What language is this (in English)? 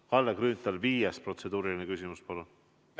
Estonian